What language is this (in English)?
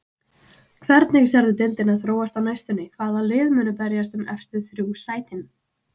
Icelandic